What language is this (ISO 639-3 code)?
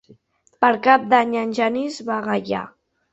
cat